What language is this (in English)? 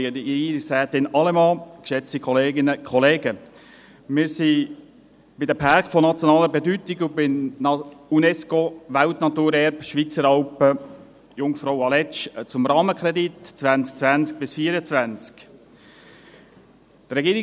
Swiss German